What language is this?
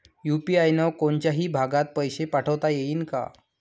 Marathi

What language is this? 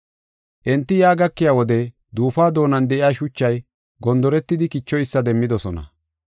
Gofa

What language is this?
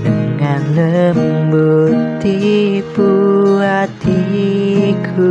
Indonesian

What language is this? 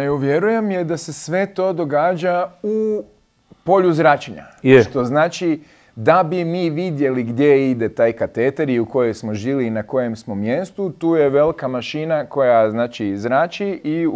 Croatian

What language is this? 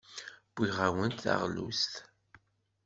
Kabyle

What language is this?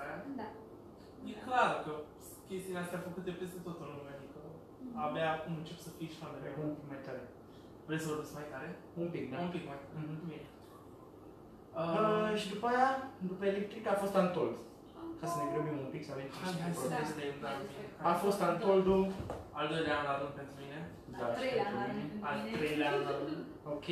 Romanian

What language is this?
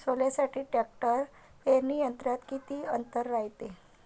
Marathi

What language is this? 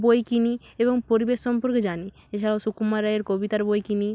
Bangla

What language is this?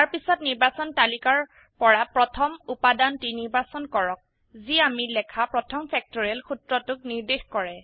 Assamese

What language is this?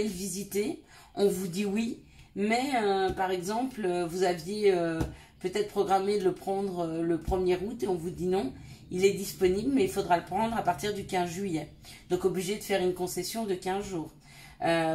French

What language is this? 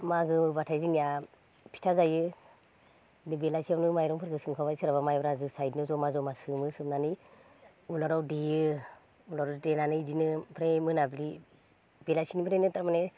Bodo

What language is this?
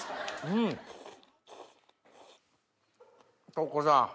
Japanese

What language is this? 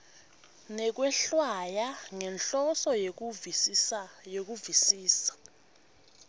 Swati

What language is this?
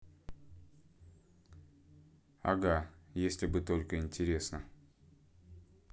Russian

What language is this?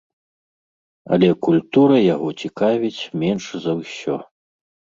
Belarusian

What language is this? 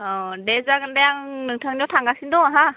Bodo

